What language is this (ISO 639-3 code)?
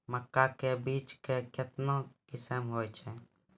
mai